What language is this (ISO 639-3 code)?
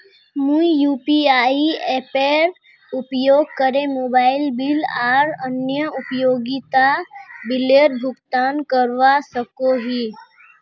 mag